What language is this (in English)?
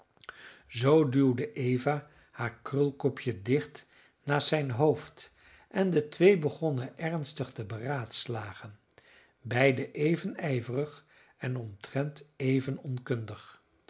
Dutch